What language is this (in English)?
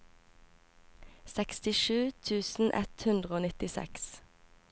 Norwegian